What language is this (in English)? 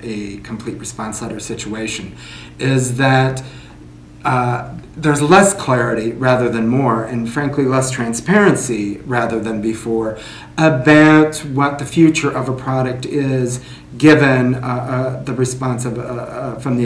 English